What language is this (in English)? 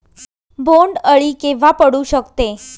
Marathi